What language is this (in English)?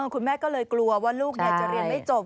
Thai